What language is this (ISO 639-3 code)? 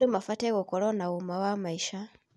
kik